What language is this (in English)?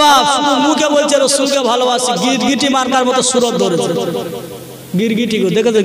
Indonesian